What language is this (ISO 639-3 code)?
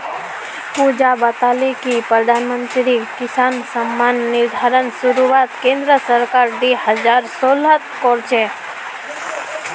mag